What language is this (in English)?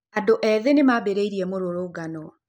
Kikuyu